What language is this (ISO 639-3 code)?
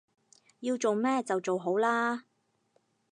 yue